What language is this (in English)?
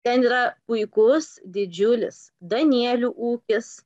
Lithuanian